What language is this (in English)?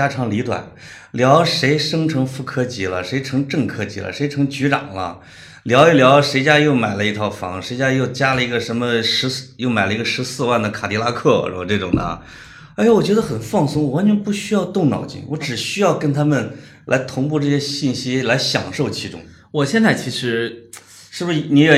Chinese